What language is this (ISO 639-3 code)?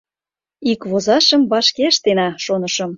chm